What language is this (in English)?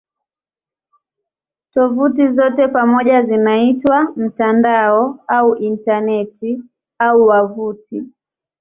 Swahili